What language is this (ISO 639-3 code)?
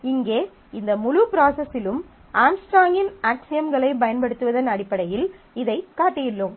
tam